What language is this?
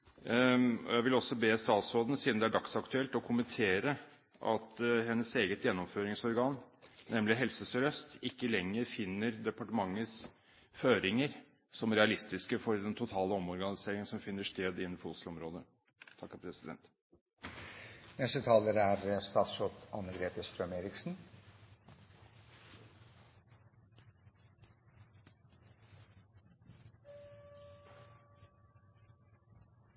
Norwegian Bokmål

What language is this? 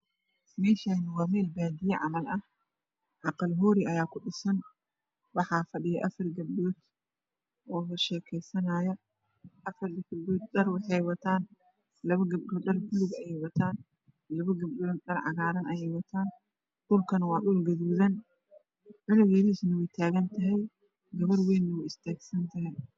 Somali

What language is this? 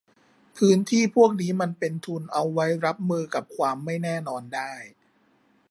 Thai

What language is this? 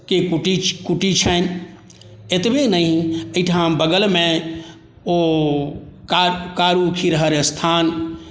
Maithili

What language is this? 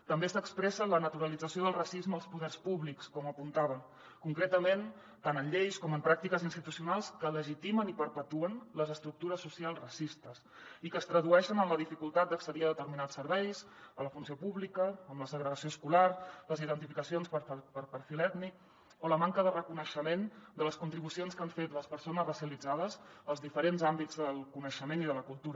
Catalan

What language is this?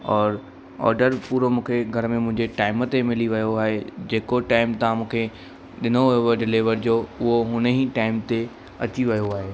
Sindhi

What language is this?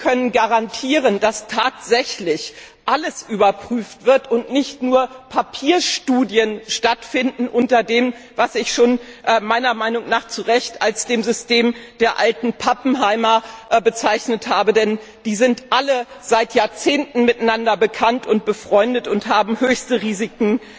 German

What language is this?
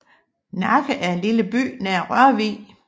Danish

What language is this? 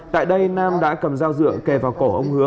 Vietnamese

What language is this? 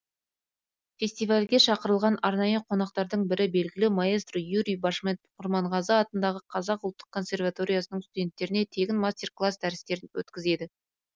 Kazakh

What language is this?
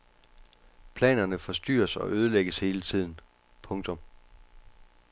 Danish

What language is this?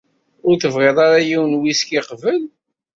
Kabyle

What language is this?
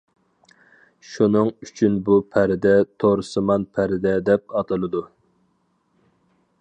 Uyghur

